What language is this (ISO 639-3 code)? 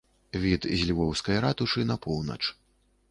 bel